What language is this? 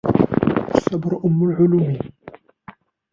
Arabic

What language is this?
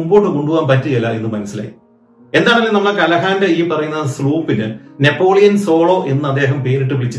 Malayalam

